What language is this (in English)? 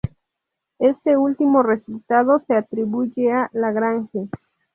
Spanish